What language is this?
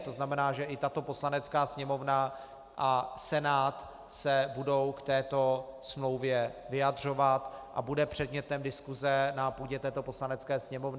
Czech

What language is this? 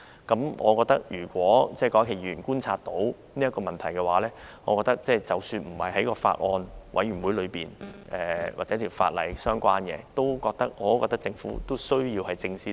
Cantonese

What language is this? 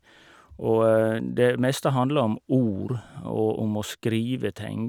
Norwegian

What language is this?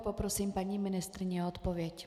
Czech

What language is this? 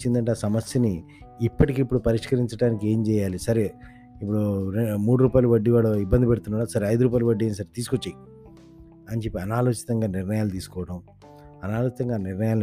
Telugu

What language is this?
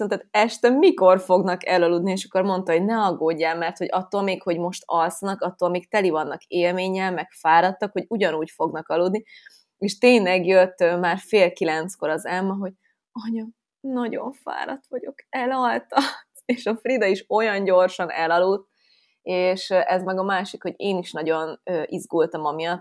Hungarian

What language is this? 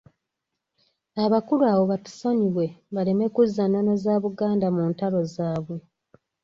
Ganda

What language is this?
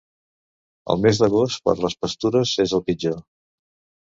Catalan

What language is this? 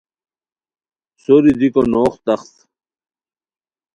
Khowar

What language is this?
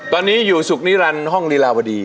Thai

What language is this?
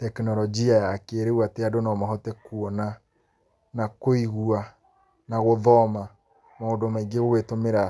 Kikuyu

